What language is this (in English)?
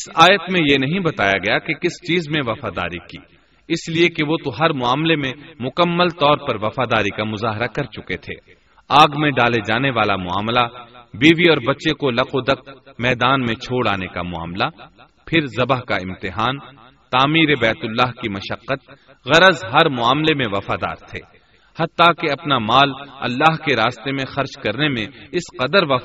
Urdu